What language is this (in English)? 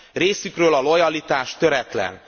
Hungarian